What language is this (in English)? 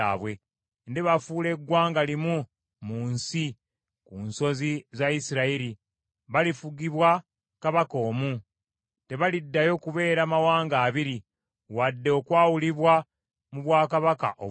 Ganda